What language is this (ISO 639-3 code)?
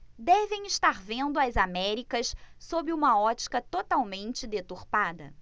por